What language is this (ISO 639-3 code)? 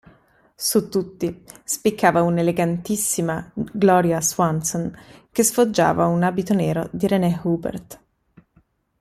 ita